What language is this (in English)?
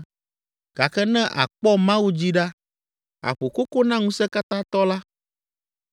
Ewe